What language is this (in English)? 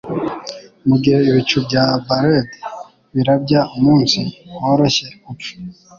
Kinyarwanda